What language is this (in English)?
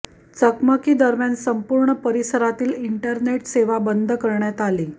Marathi